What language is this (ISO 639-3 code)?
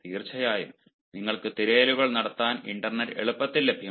mal